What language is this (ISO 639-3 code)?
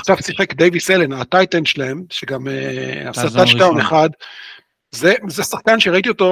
heb